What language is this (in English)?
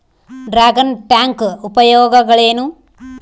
Kannada